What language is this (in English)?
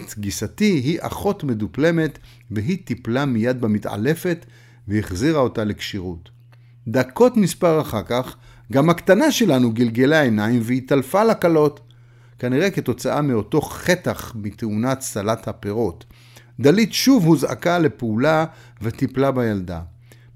Hebrew